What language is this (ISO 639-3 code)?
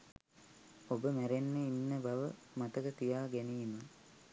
sin